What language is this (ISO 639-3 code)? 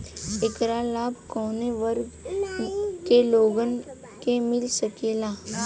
bho